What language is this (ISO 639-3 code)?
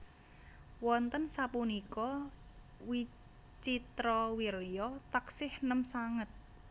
jav